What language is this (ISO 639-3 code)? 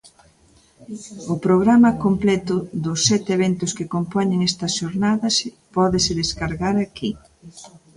glg